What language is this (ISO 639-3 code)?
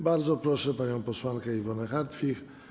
pol